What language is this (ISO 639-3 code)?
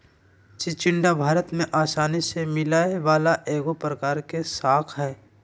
mag